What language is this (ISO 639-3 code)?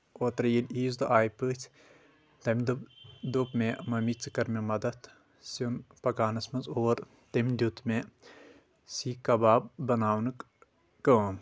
kas